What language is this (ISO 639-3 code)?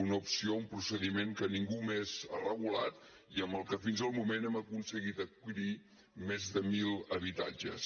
cat